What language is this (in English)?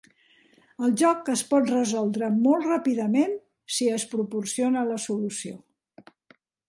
Catalan